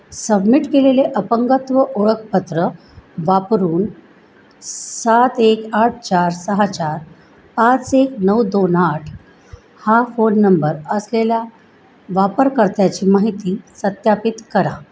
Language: Marathi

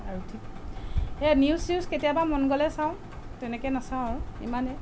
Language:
Assamese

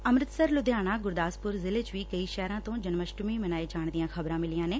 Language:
Punjabi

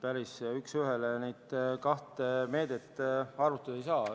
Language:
Estonian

